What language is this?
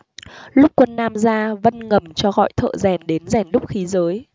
Vietnamese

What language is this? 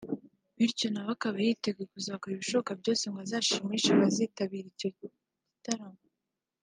Kinyarwanda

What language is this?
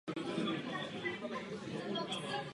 Czech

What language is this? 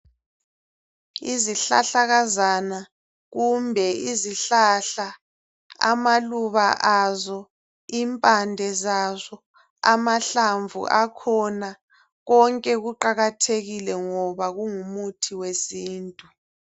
North Ndebele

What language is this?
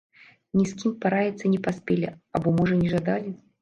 Belarusian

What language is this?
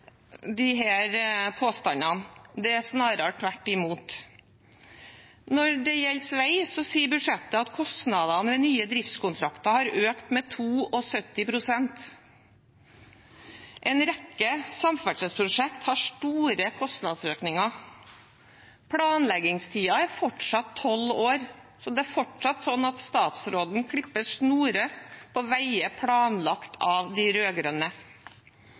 Norwegian Bokmål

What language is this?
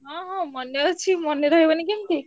Odia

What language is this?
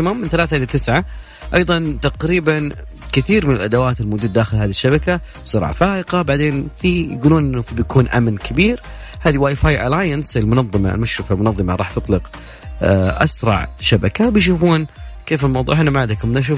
Arabic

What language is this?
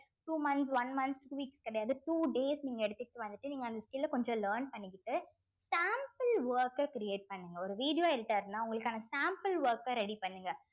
Tamil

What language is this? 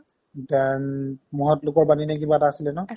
Assamese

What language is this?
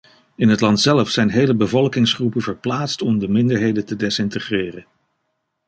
Dutch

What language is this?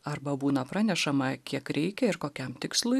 Lithuanian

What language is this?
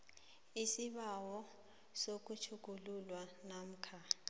South Ndebele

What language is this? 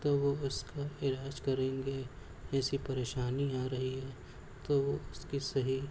Urdu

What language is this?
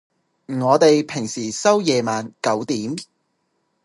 Cantonese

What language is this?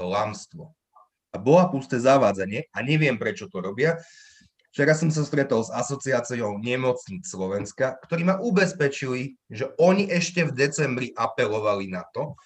Slovak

